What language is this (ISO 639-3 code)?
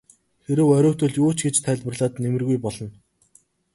mon